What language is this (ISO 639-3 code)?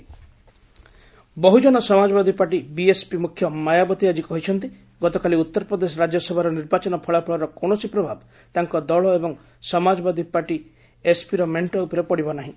ori